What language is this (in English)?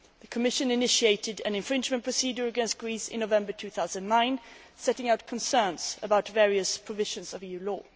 English